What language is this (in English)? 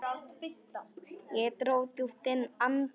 Icelandic